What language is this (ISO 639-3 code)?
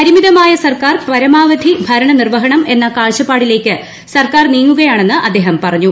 mal